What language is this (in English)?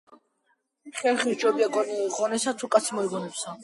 Georgian